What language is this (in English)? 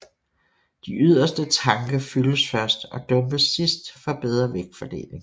Danish